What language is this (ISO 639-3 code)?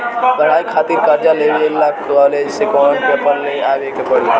bho